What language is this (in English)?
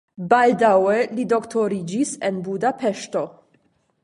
Esperanto